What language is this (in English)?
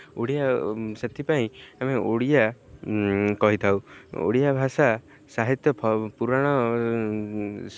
Odia